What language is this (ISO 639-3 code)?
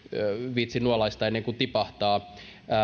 fin